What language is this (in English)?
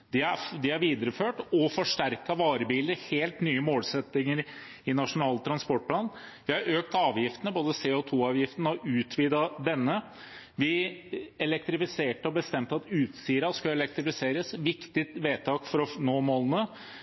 Norwegian Bokmål